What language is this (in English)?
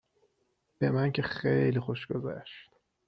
Persian